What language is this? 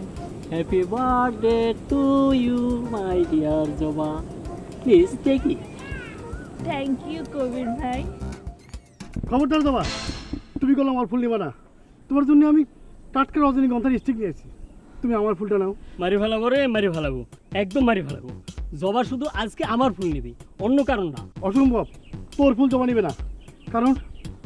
Bangla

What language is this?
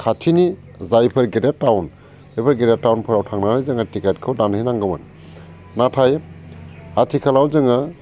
Bodo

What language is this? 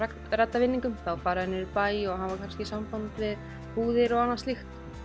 Icelandic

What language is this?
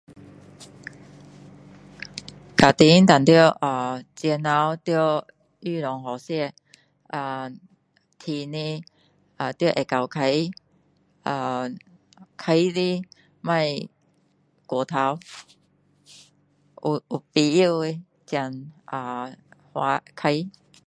Min Dong Chinese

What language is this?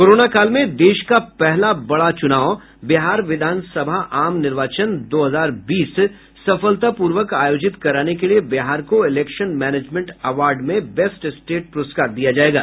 Hindi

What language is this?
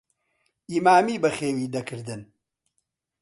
Central Kurdish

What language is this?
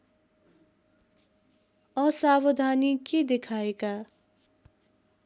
Nepali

